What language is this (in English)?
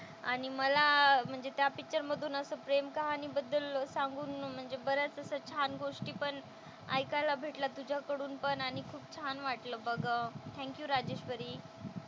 Marathi